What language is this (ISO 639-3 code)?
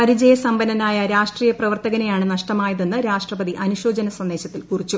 mal